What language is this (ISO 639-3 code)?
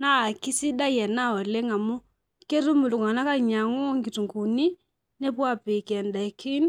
mas